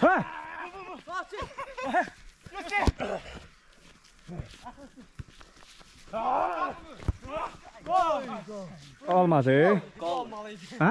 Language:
Turkish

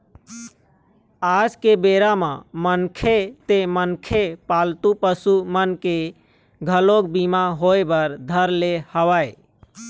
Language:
Chhattisgarhi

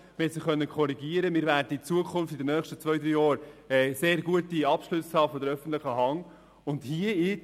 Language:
Swiss German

